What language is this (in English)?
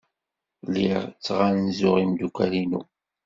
Kabyle